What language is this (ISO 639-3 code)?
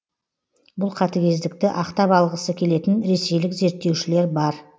kaz